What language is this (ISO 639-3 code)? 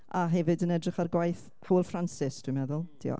cym